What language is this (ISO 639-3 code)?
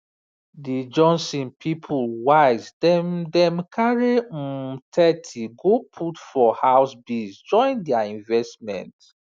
pcm